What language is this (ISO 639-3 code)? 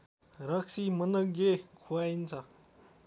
nep